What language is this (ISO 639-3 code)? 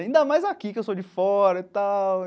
por